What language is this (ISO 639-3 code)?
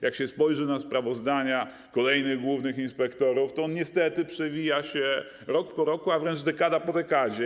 pol